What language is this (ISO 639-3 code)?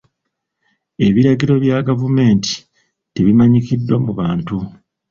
lug